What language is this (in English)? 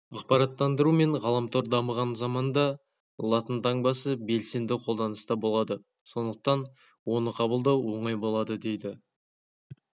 Kazakh